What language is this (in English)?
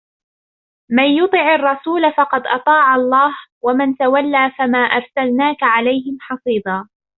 Arabic